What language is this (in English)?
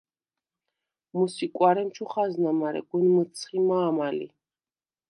Svan